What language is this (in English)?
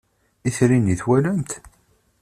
Kabyle